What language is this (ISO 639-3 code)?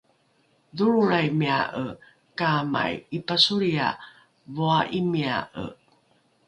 dru